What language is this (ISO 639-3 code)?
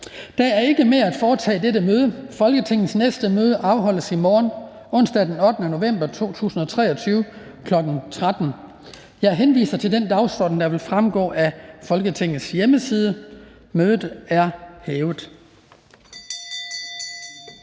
dan